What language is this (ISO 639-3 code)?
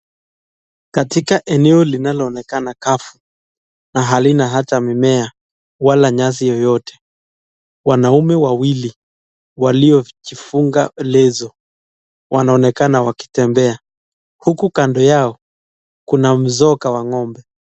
swa